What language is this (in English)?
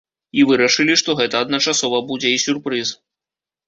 Belarusian